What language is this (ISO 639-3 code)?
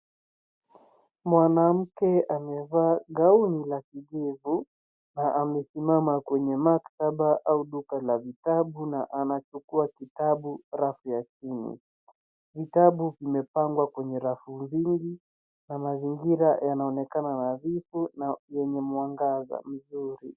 swa